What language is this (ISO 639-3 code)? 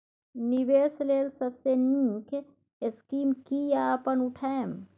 mai